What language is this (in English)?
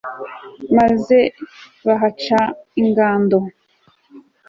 Kinyarwanda